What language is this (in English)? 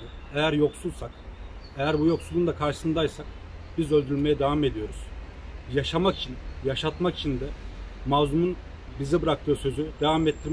Turkish